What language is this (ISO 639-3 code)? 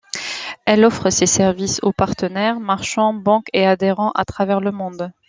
fra